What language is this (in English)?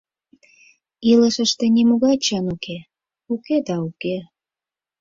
Mari